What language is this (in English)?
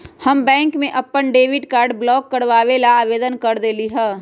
Magahi